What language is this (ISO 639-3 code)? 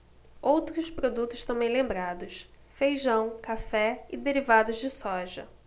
por